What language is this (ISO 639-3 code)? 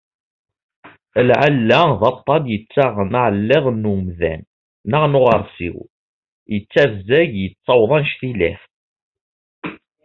kab